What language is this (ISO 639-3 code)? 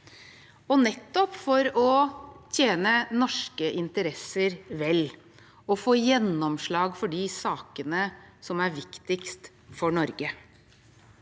nor